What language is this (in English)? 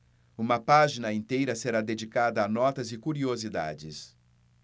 Portuguese